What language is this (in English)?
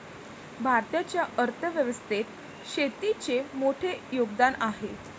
Marathi